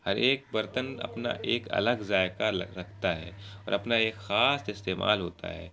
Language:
Urdu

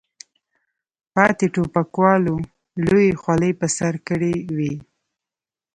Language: Pashto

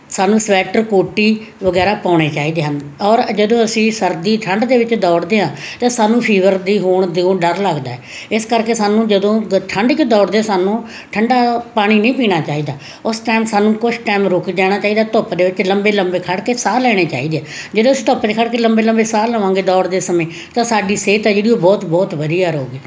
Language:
Punjabi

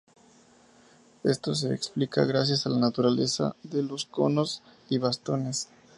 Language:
Spanish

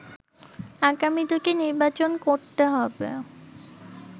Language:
Bangla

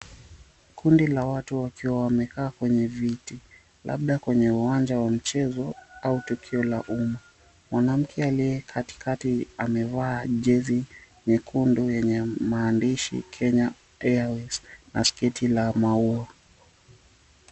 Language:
Swahili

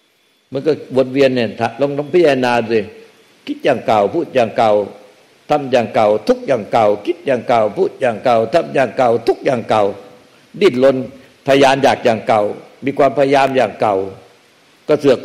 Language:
Thai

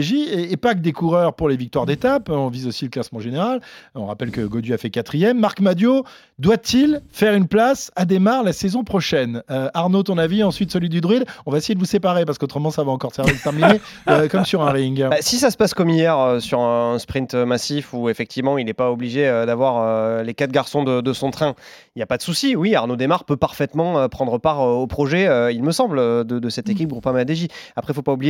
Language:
French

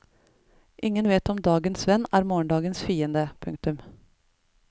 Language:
Norwegian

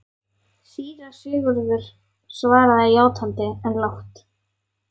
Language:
Icelandic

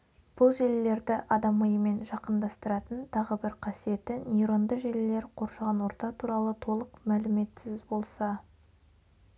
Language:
Kazakh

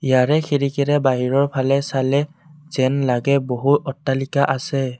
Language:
Assamese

